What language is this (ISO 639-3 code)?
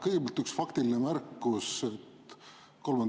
est